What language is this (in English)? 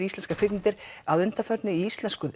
Icelandic